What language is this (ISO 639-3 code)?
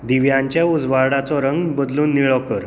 kok